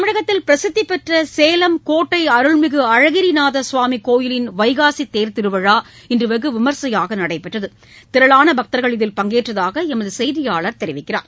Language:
Tamil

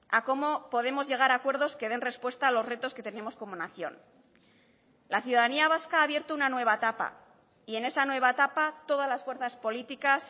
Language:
Spanish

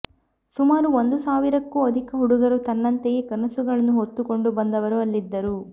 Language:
Kannada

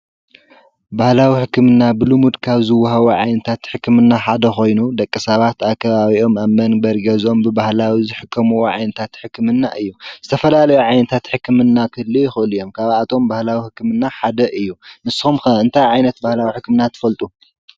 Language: Tigrinya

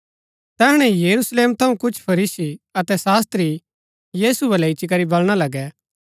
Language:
Gaddi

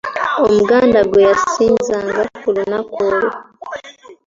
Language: Ganda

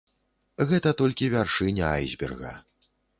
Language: Belarusian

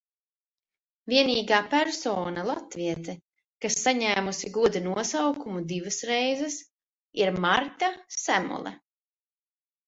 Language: Latvian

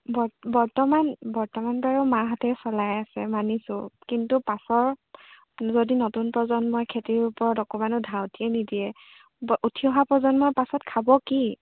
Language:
Assamese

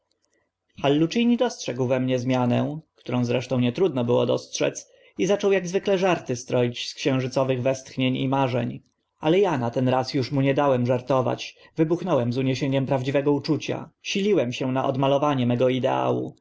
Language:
Polish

